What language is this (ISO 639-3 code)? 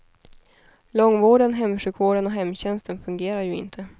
swe